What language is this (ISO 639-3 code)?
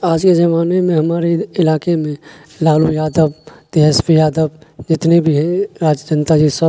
urd